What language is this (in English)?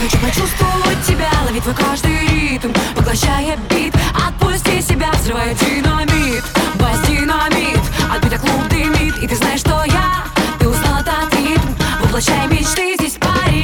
Ukrainian